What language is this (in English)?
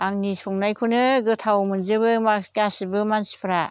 Bodo